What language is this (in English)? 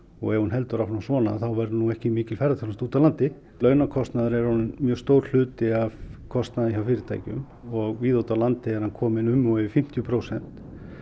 Icelandic